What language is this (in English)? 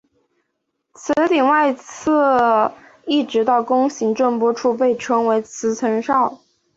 Chinese